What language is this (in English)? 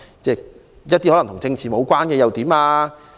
Cantonese